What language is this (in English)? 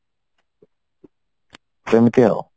Odia